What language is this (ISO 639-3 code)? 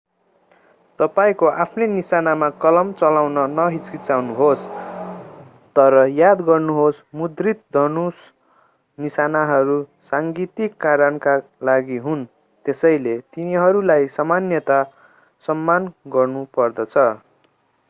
nep